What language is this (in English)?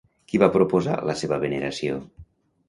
Catalan